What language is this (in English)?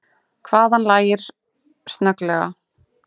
Icelandic